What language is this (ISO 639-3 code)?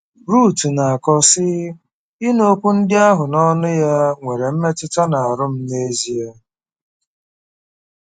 ibo